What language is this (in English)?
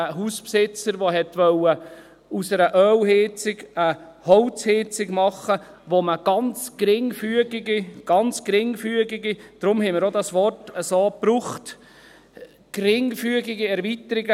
Swiss German